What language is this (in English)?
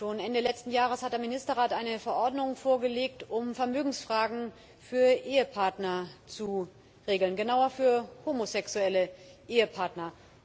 German